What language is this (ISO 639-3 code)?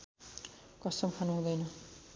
nep